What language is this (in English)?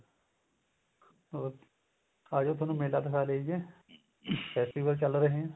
Punjabi